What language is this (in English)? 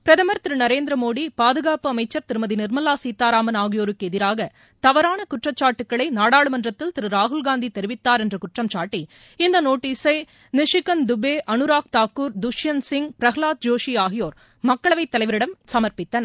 Tamil